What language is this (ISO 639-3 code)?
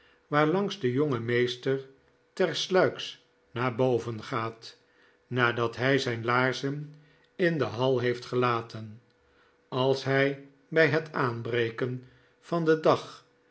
nld